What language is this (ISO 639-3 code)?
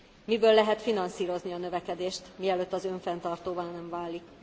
hun